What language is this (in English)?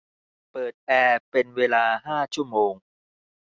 Thai